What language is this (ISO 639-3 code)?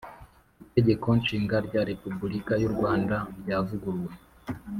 kin